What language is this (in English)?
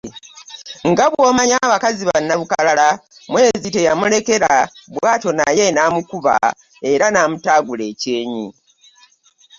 Ganda